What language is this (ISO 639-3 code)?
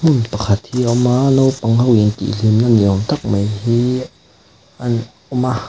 lus